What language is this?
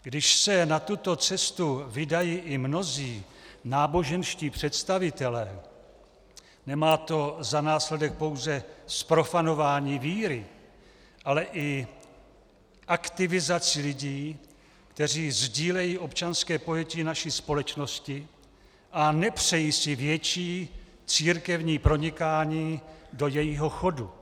Czech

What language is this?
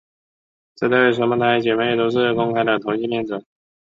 Chinese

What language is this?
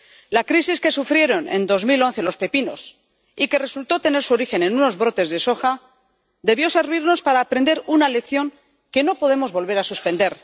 Spanish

